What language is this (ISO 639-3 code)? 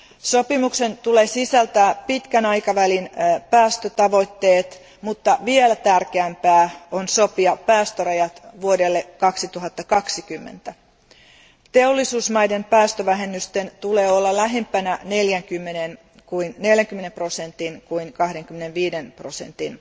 fin